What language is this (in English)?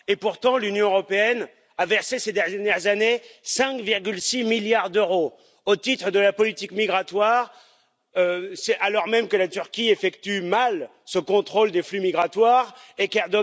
French